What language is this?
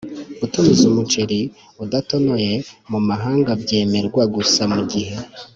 Kinyarwanda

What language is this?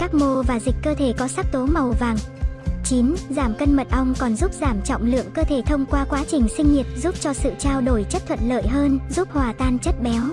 Vietnamese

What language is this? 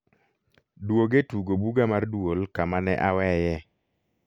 Luo (Kenya and Tanzania)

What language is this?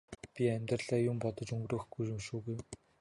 Mongolian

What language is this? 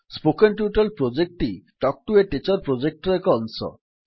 Odia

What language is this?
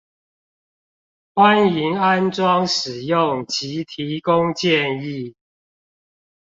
Chinese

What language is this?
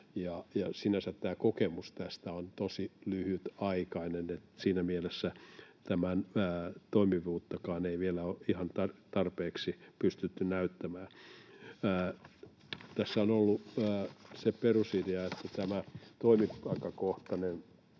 Finnish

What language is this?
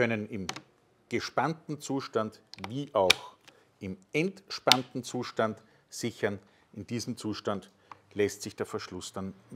German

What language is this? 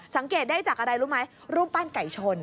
Thai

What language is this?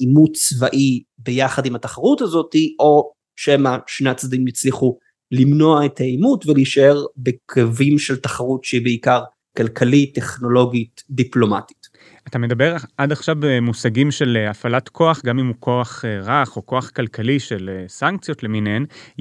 Hebrew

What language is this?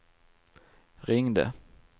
Swedish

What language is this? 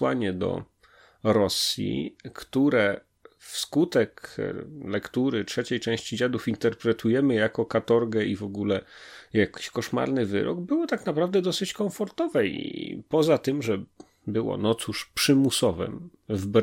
Polish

